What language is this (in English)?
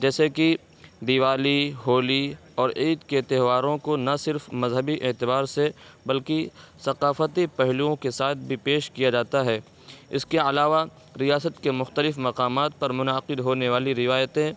Urdu